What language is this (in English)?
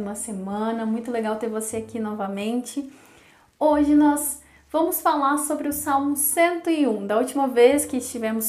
Portuguese